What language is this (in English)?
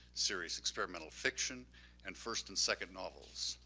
English